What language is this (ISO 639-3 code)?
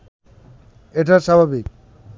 ben